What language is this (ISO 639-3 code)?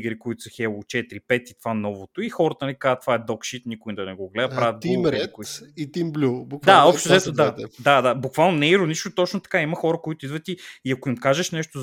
bul